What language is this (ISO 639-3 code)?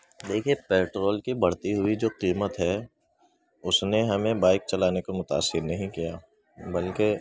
urd